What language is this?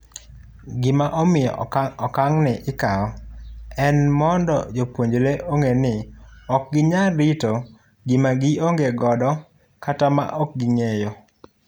Luo (Kenya and Tanzania)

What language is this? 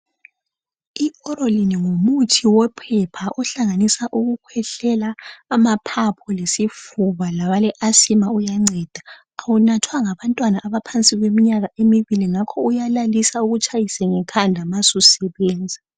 North Ndebele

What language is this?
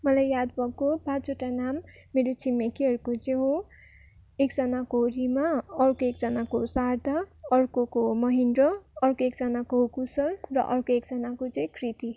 Nepali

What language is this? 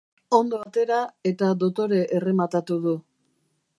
Basque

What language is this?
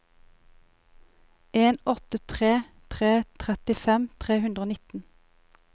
Norwegian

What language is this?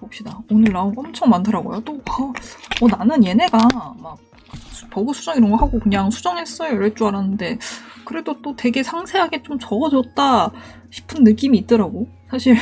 Korean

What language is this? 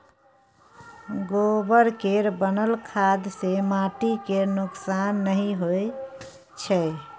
Maithili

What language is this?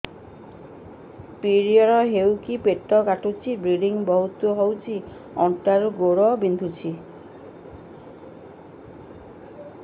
Odia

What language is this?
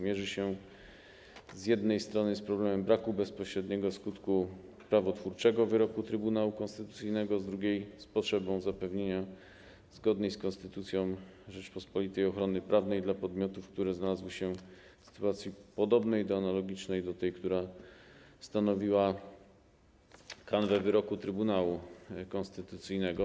Polish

